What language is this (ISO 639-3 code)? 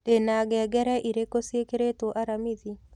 kik